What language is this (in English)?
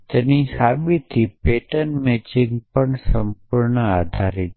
Gujarati